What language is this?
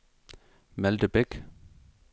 Danish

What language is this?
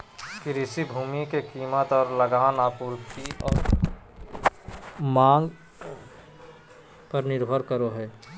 Magahi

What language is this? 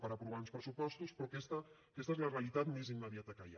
Catalan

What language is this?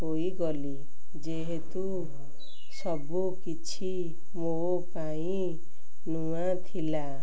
Odia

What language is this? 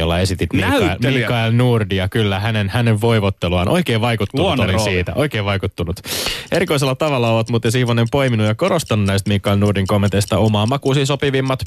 Finnish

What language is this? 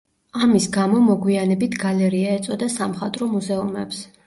Georgian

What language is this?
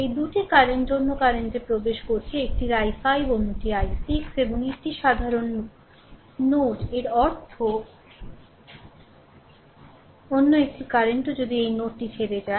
Bangla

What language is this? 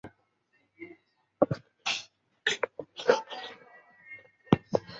Chinese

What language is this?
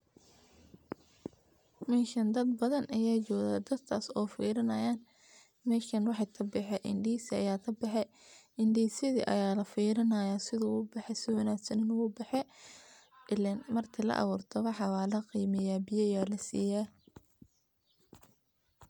Somali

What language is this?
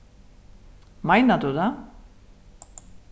Faroese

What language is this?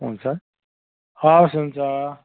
Nepali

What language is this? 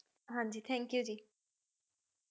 Punjabi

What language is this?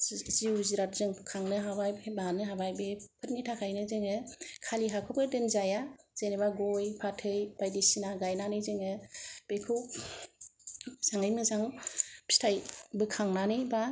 Bodo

